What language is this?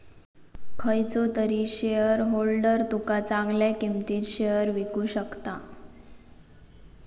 Marathi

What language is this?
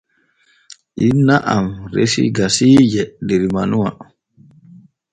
Borgu Fulfulde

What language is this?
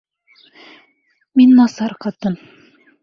Bashkir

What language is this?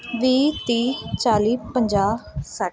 Punjabi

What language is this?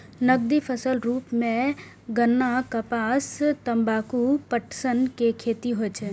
Maithili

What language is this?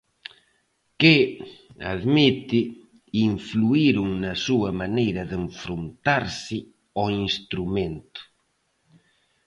Galician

